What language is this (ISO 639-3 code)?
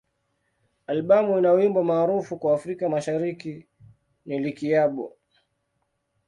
swa